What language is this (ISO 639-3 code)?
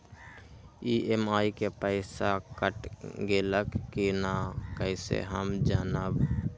mag